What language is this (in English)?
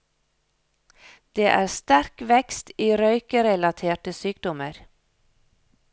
Norwegian